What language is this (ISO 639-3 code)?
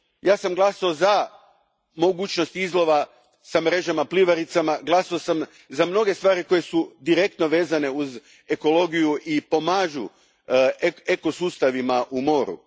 hrv